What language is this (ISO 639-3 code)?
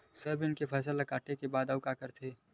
hne